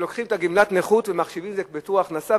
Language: Hebrew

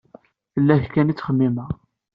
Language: Kabyle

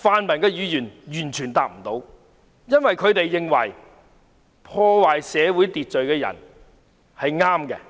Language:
Cantonese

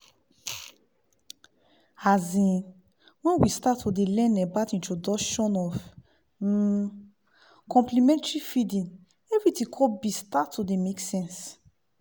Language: Nigerian Pidgin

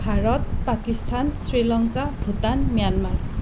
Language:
Assamese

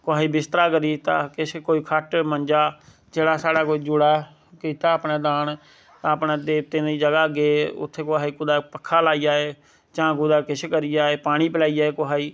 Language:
Dogri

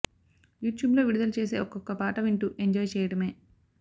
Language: Telugu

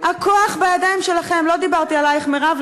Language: Hebrew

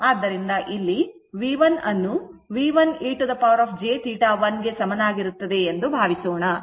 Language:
Kannada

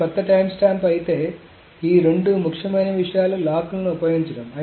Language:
Telugu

